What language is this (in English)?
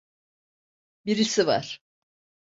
Turkish